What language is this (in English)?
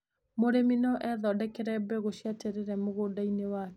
Kikuyu